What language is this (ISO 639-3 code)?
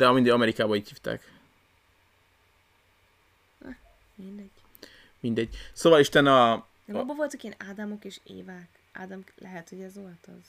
hun